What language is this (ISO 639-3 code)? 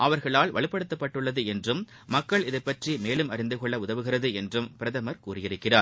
tam